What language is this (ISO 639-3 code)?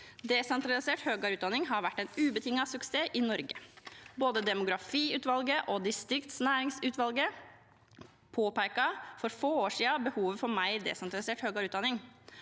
nor